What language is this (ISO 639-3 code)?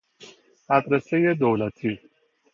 fas